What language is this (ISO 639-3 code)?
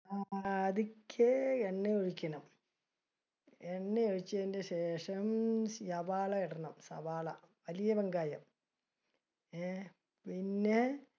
mal